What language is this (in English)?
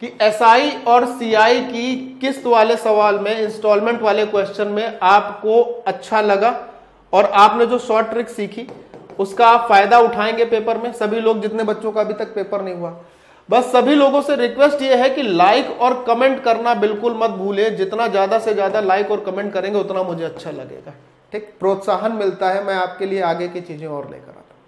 Hindi